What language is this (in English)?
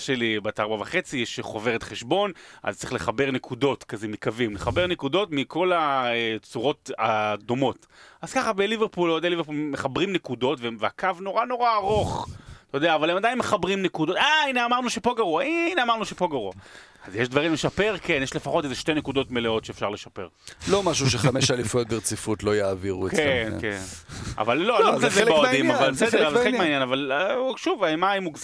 Hebrew